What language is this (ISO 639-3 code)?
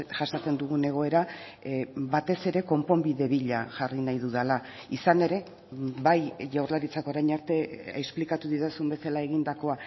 eus